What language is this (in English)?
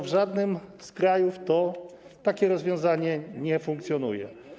Polish